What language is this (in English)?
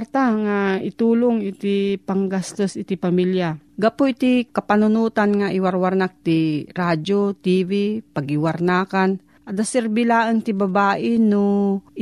Filipino